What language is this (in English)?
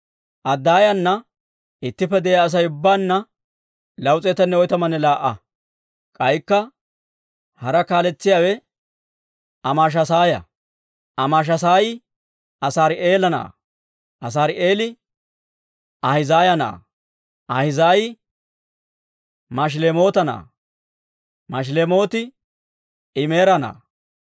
Dawro